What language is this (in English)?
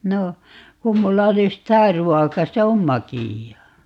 Finnish